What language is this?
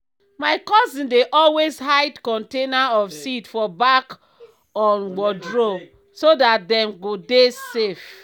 Nigerian Pidgin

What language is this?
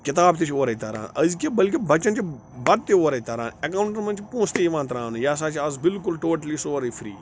Kashmiri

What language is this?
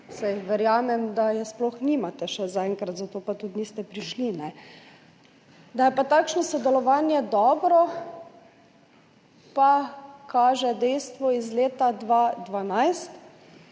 Slovenian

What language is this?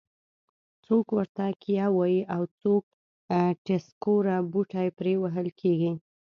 Pashto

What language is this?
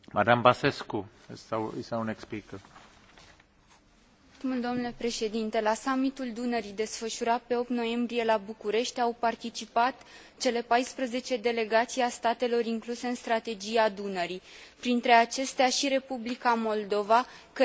Romanian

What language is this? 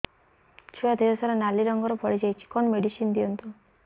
Odia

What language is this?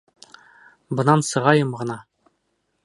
Bashkir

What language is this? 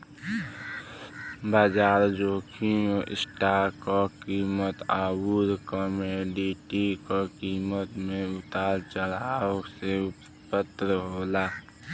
Bhojpuri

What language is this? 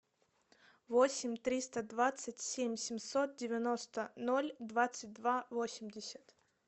Russian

